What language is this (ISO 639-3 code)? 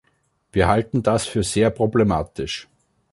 deu